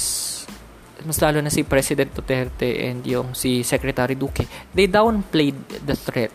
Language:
Filipino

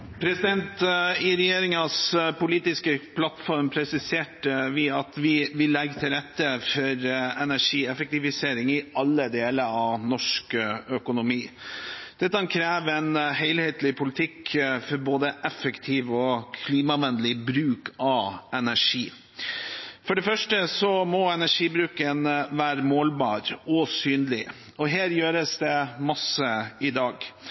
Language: Norwegian Bokmål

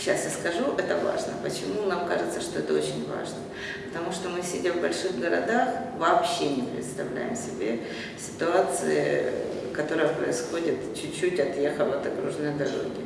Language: Russian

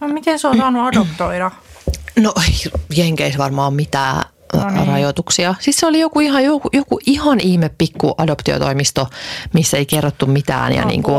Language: Finnish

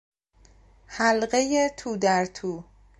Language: Persian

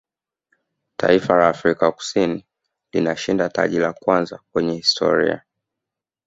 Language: Swahili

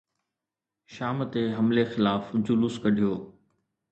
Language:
Sindhi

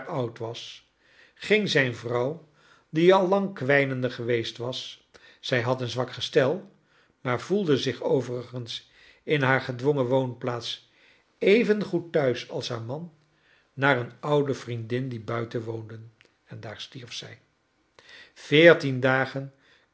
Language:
Dutch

